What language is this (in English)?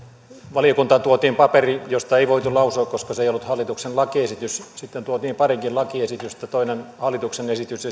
Finnish